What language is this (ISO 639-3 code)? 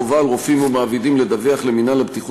heb